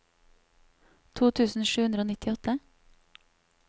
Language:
Norwegian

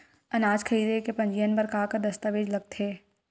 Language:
Chhattisgarhi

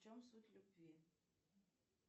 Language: Russian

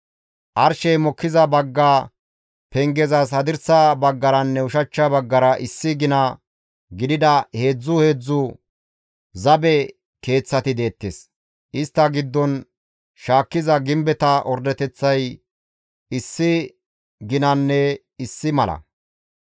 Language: Gamo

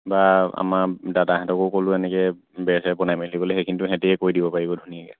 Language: Assamese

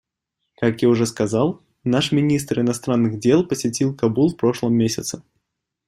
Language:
Russian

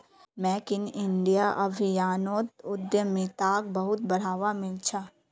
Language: Magahi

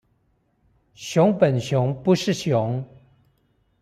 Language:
Chinese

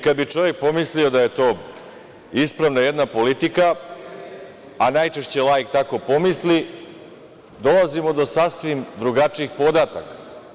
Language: Serbian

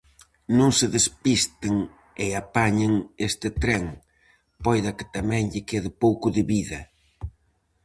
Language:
Galician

